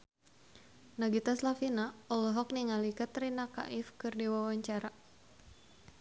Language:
Sundanese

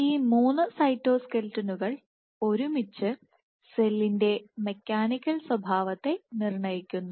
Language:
Malayalam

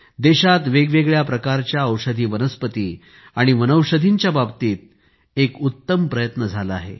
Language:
Marathi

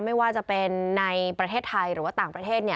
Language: Thai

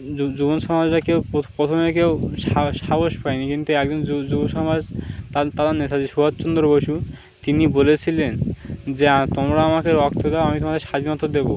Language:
Bangla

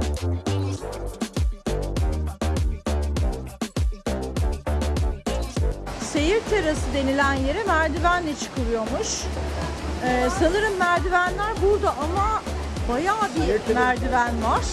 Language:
Turkish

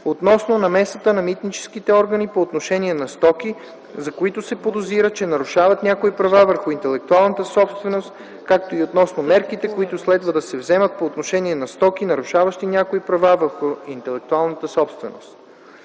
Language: Bulgarian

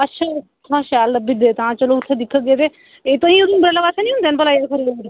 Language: Dogri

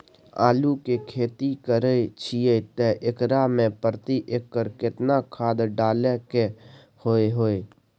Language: Maithili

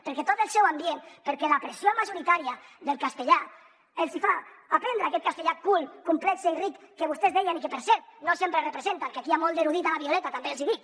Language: Catalan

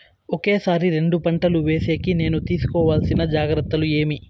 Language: Telugu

